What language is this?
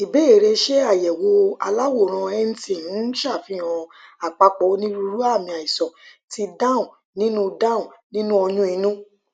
Yoruba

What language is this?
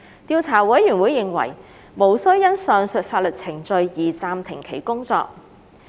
Cantonese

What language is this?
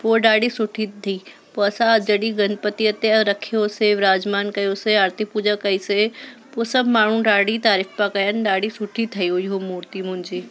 Sindhi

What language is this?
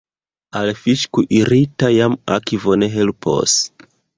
Esperanto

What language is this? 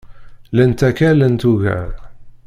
Kabyle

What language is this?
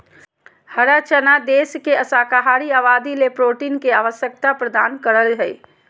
Magahi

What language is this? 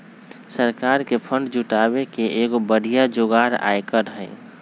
Magahi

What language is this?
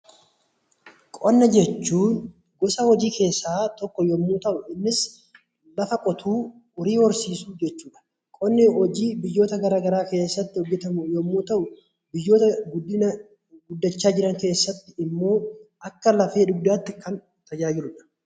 Oromo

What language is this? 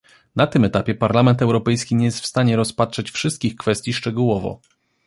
Polish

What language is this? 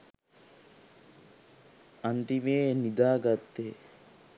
Sinhala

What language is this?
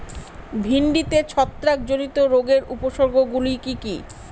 Bangla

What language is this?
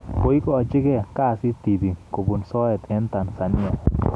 Kalenjin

